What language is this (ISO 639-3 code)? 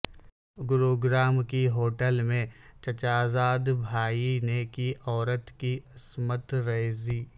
urd